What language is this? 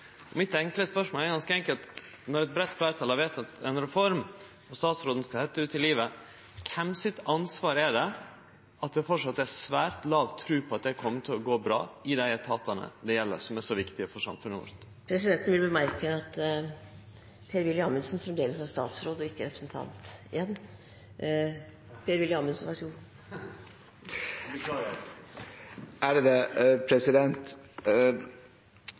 Norwegian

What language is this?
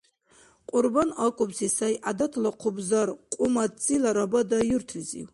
Dargwa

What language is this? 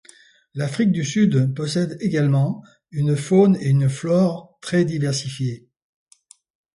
French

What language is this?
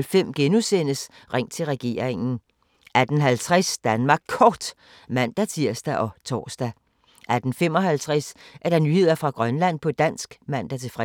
Danish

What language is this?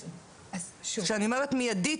Hebrew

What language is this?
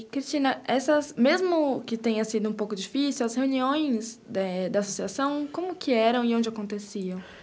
Portuguese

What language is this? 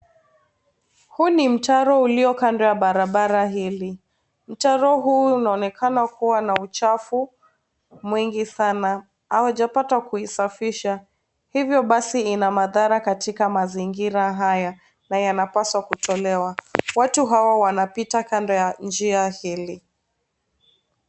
Swahili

